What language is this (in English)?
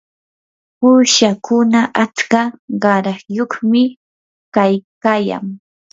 Yanahuanca Pasco Quechua